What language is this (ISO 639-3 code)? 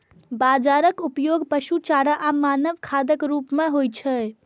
mai